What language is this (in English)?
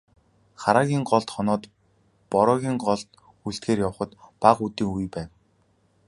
Mongolian